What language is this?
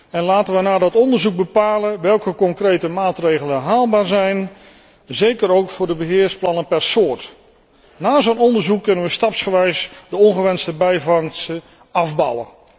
Dutch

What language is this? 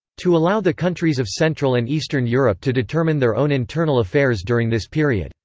English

